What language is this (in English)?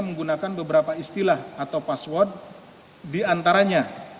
Indonesian